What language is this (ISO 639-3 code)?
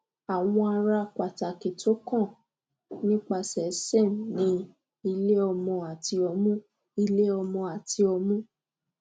yor